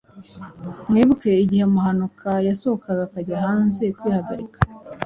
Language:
Kinyarwanda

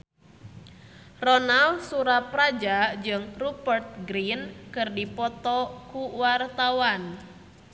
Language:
Sundanese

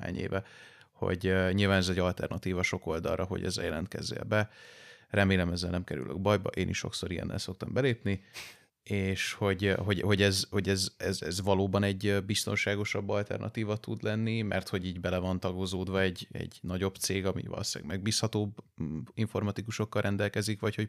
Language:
Hungarian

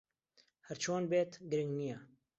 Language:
Central Kurdish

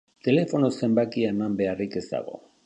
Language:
Basque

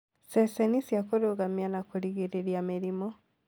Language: Kikuyu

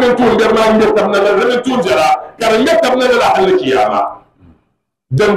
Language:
Arabic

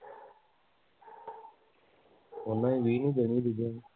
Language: Punjabi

